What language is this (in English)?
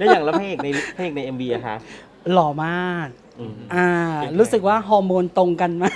Thai